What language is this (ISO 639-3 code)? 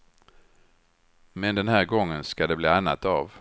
swe